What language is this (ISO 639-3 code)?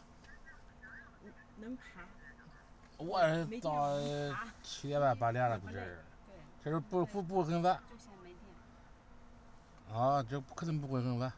zho